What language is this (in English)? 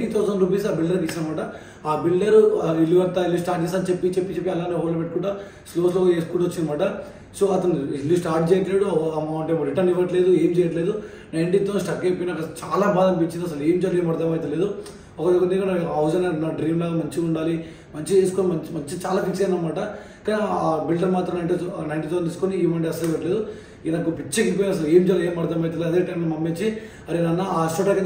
Telugu